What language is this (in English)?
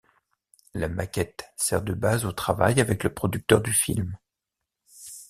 French